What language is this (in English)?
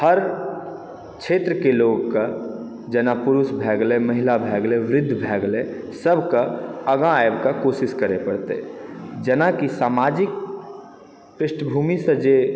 Maithili